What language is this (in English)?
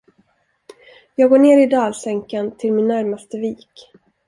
Swedish